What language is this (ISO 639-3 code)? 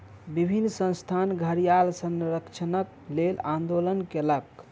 mai